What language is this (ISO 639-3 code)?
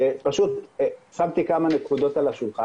heb